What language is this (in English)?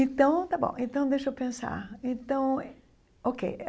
Portuguese